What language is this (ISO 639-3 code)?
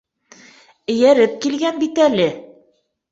bak